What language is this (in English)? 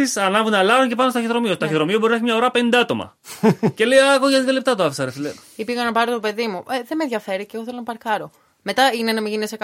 Greek